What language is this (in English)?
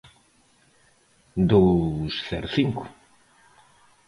Galician